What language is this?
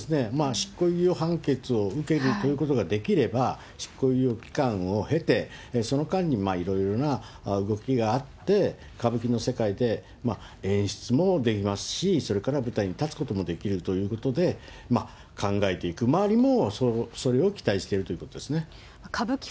Japanese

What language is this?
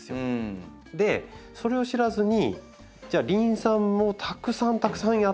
Japanese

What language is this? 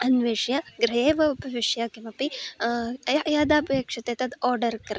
Sanskrit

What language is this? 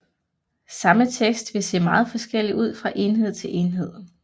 Danish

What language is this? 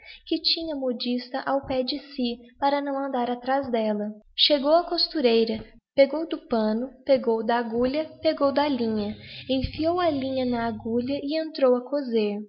Portuguese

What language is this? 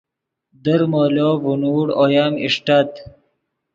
Yidgha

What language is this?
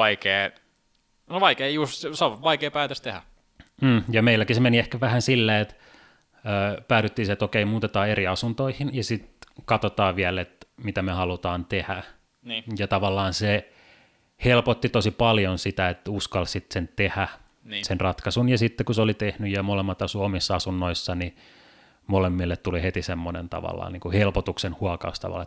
Finnish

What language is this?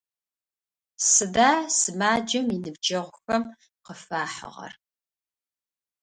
Adyghe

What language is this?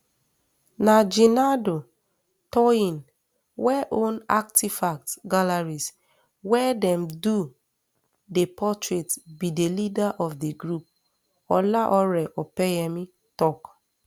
Nigerian Pidgin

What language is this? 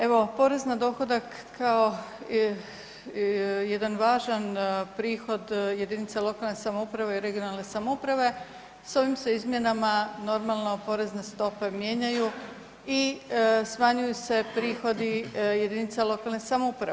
Croatian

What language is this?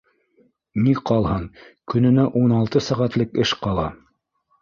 Bashkir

